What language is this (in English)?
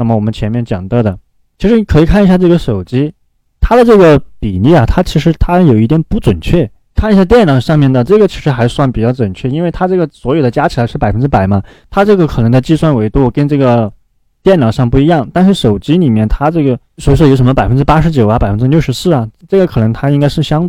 Chinese